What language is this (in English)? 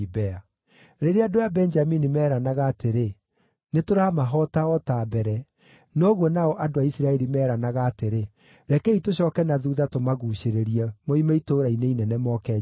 Kikuyu